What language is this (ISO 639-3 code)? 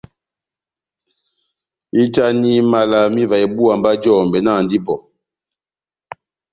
bnm